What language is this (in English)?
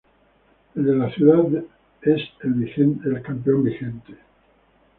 Spanish